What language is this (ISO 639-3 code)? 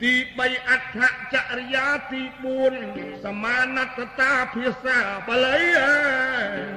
tha